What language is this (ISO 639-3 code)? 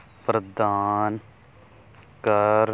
pan